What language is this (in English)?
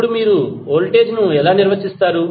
Telugu